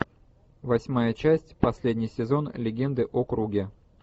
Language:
Russian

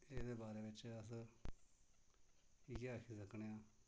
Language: Dogri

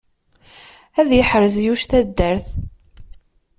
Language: Kabyle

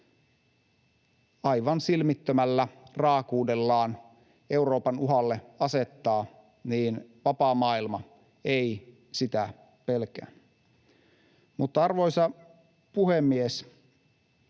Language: Finnish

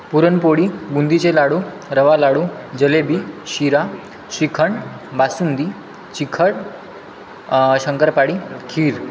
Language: Marathi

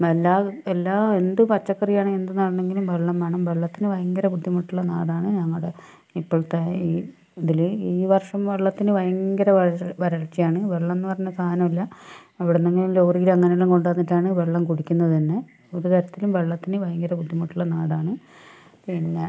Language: Malayalam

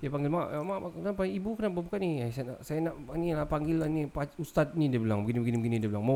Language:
Malay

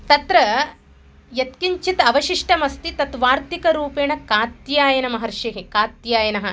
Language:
Sanskrit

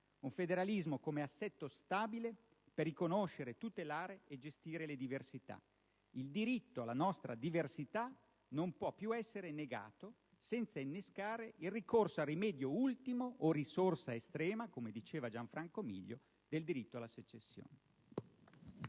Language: Italian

